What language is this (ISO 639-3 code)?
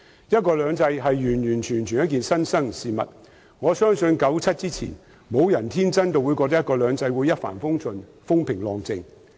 yue